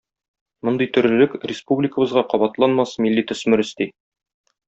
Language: Tatar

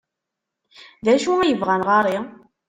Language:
Kabyle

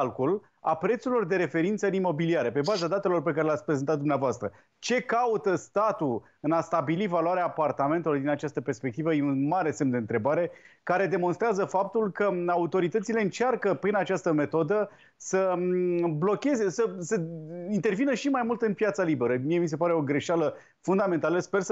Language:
Romanian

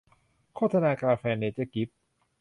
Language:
Thai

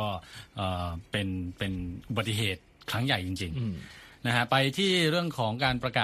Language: Thai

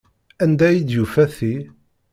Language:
Kabyle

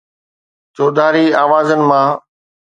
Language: Sindhi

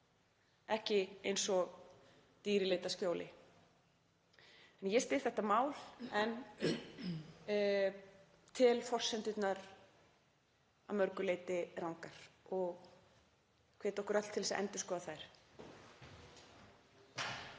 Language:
Icelandic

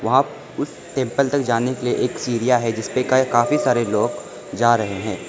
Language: Hindi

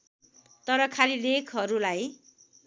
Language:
Nepali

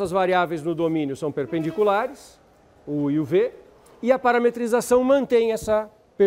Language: Portuguese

